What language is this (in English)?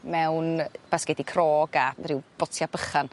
Welsh